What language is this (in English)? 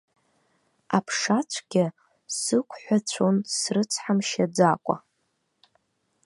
Abkhazian